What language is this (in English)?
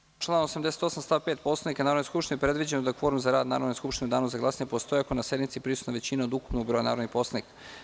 Serbian